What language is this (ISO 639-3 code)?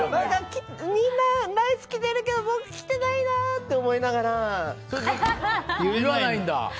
jpn